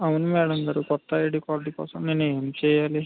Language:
Telugu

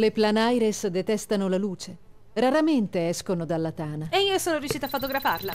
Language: Italian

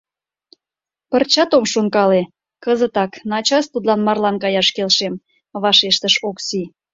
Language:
Mari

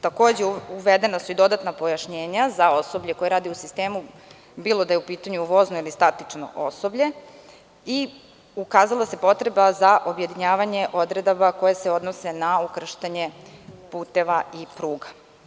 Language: Serbian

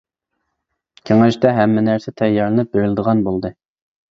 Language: Uyghur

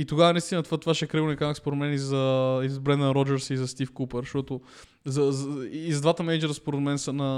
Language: Bulgarian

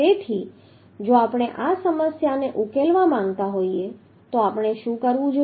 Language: Gujarati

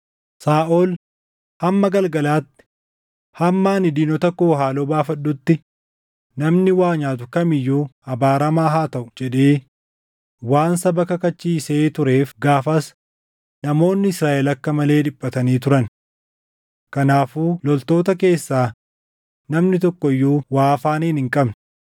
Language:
Oromo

